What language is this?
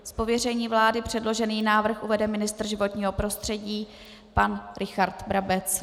Czech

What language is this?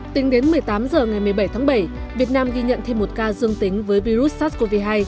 Vietnamese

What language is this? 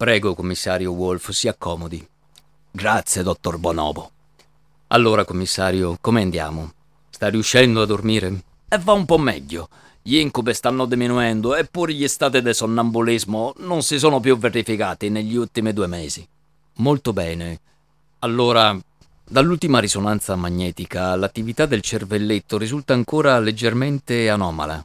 Italian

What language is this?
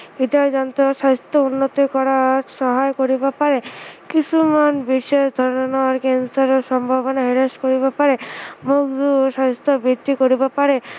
Assamese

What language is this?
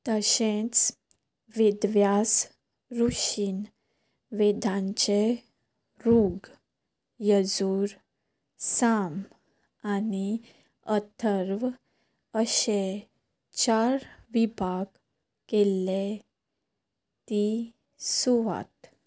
Konkani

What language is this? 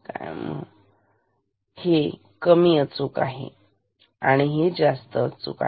Marathi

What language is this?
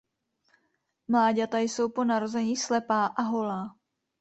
Czech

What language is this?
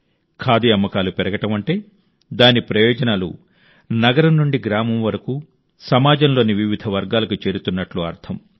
Telugu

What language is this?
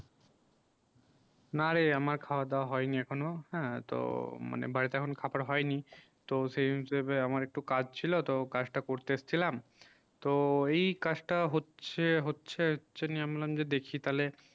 Bangla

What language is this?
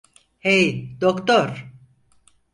Turkish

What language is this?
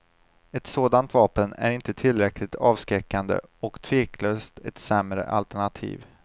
Swedish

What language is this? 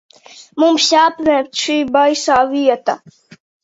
Latvian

